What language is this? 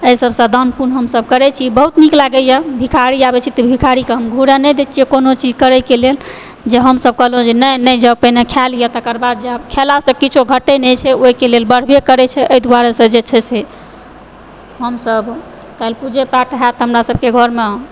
Maithili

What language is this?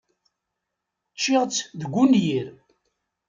Kabyle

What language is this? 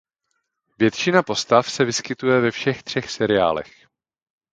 Czech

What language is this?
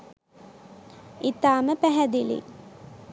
Sinhala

